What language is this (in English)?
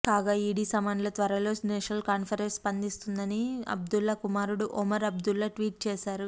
Telugu